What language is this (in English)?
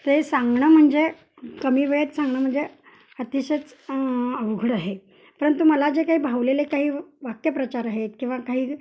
Marathi